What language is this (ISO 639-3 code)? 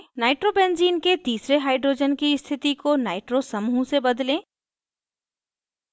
hin